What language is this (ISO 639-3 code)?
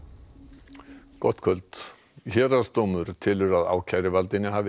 isl